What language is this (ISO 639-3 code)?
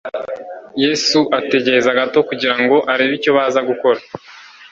kin